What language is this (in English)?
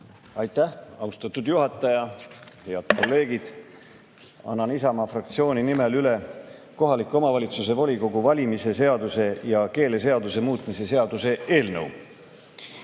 Estonian